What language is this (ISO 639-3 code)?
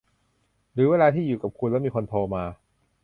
tha